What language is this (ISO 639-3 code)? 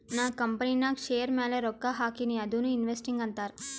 kan